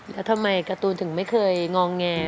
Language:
Thai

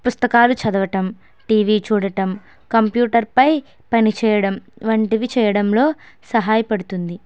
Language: Telugu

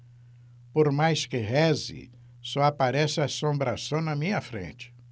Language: Portuguese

